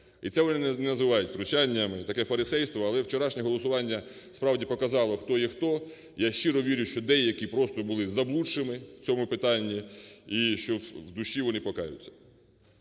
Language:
Ukrainian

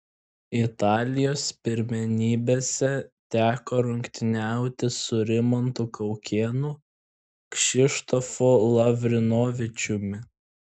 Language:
Lithuanian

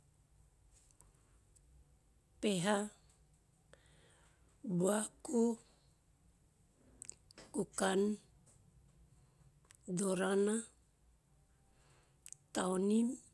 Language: Teop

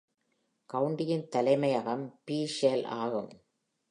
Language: Tamil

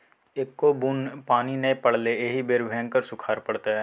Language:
Maithili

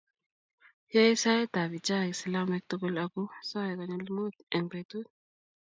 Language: Kalenjin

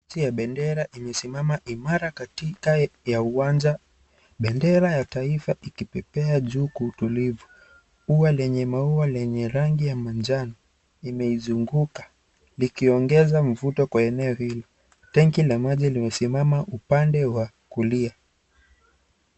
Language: Swahili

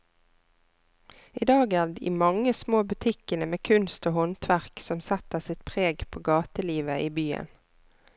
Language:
Norwegian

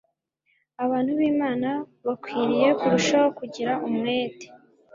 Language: Kinyarwanda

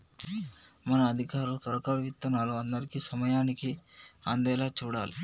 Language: Telugu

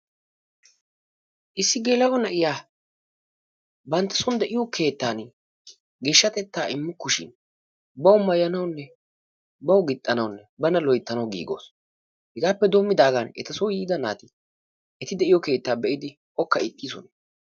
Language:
Wolaytta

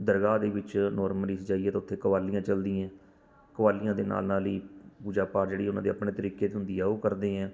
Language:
Punjabi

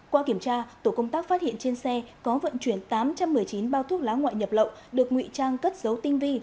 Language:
Vietnamese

